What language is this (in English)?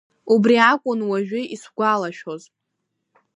Abkhazian